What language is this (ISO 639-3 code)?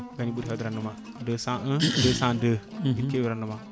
ful